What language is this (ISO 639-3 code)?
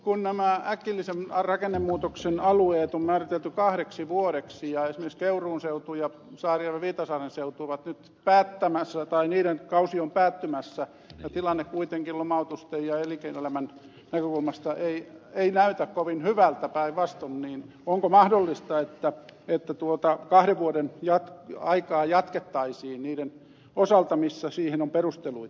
fin